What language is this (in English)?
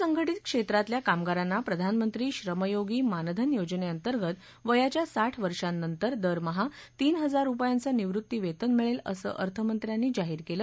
Marathi